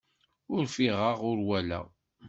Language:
Kabyle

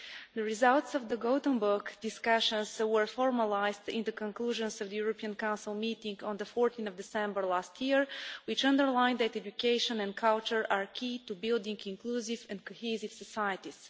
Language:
English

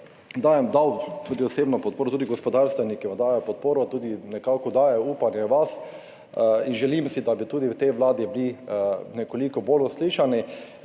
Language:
Slovenian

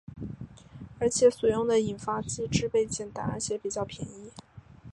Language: Chinese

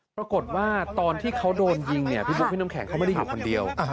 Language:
Thai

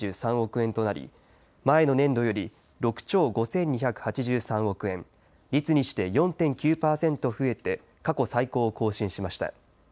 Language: Japanese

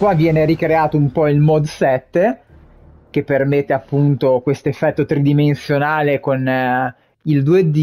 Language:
Italian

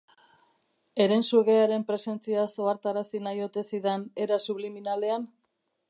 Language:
Basque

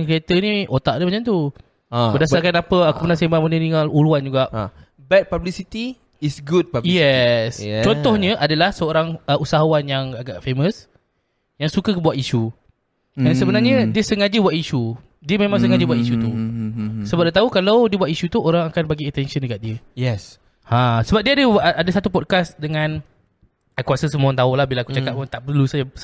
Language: Malay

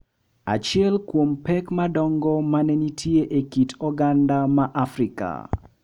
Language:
Luo (Kenya and Tanzania)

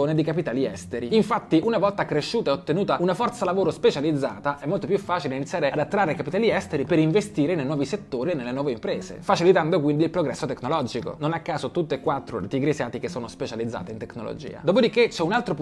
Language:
Italian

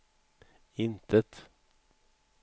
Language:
Swedish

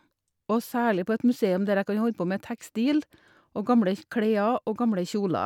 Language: Norwegian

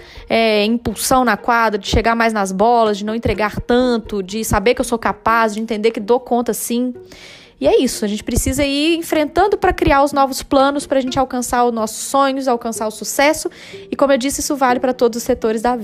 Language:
Portuguese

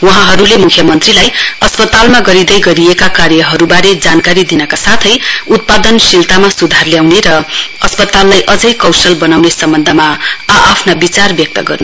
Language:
Nepali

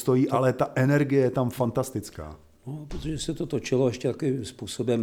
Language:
Czech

